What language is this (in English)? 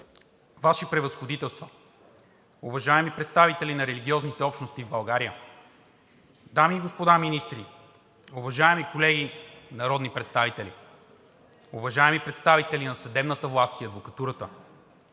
Bulgarian